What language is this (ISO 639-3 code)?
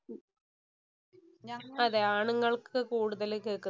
mal